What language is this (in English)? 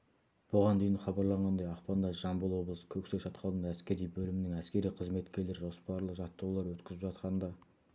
Kazakh